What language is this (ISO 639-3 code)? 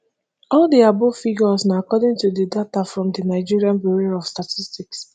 pcm